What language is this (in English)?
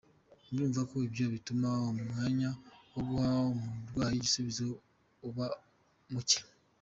Kinyarwanda